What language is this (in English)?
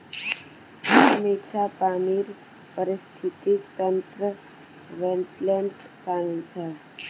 Magahi